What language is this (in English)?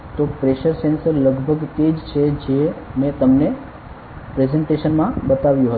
Gujarati